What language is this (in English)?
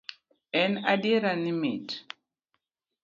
Luo (Kenya and Tanzania)